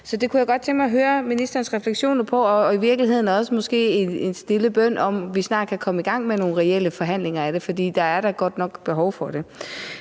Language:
Danish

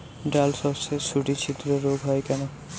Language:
Bangla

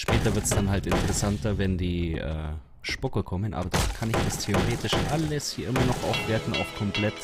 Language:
German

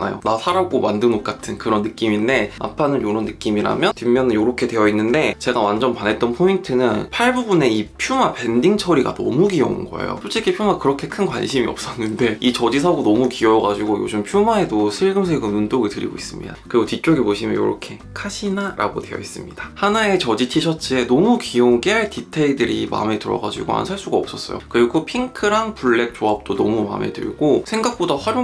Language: Korean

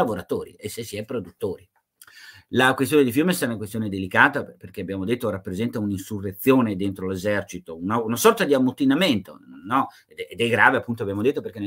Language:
Italian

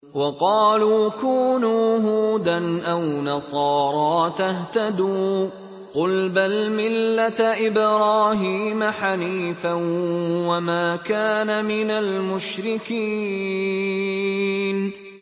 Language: Arabic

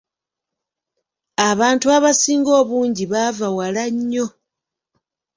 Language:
Ganda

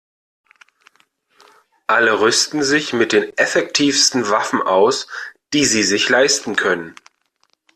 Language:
German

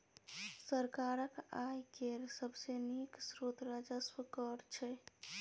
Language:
Maithili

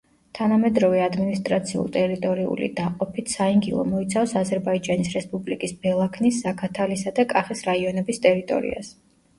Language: Georgian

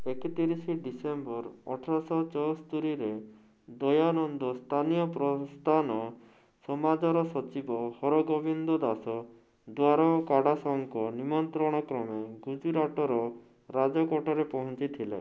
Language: Odia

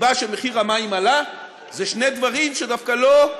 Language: Hebrew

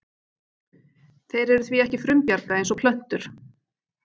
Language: Icelandic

